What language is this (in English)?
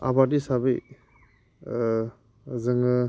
Bodo